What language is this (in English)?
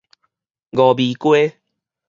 Min Nan Chinese